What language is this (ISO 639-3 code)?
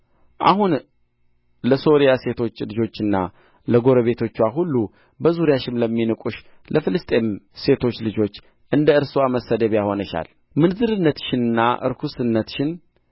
amh